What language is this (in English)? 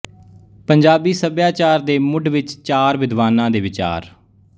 Punjabi